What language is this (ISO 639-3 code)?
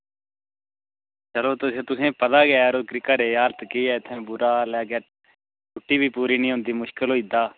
doi